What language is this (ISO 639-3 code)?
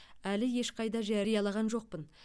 kaz